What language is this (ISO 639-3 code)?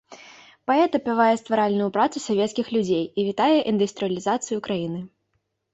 bel